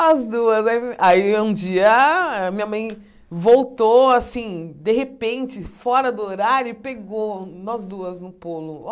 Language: Portuguese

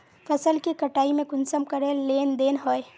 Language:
Magahi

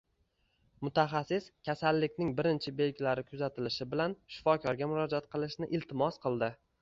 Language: Uzbek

